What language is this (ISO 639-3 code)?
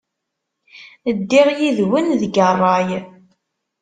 kab